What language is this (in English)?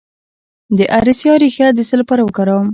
Pashto